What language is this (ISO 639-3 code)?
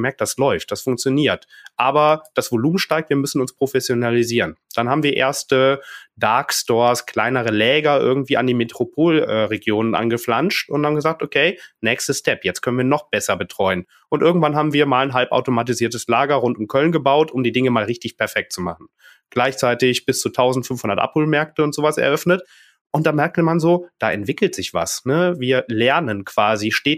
deu